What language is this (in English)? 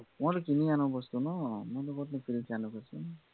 Assamese